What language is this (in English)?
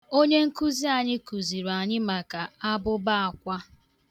Igbo